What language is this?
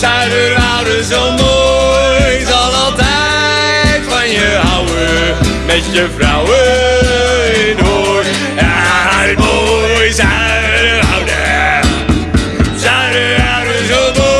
Dutch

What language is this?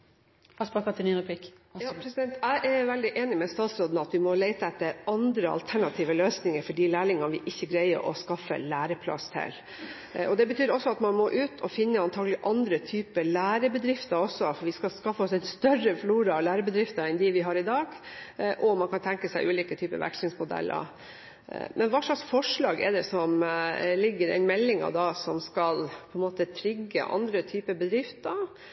Norwegian Bokmål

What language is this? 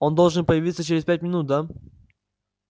Russian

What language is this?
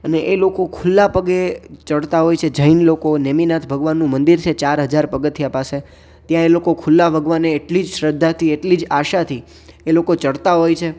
Gujarati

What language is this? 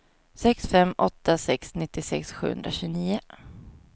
Swedish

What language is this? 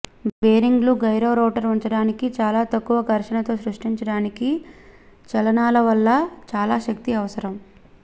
Telugu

